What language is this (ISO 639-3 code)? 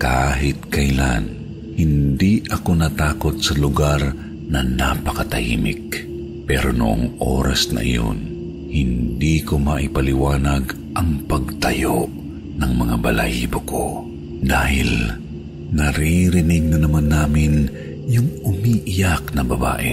fil